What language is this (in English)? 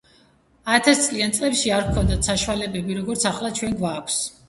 Georgian